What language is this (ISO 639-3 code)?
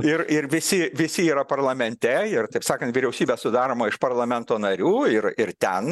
lit